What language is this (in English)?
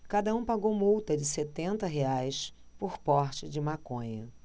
Portuguese